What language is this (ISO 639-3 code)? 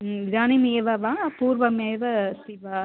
san